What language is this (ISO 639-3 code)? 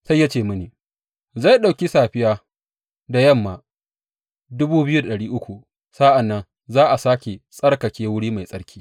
hau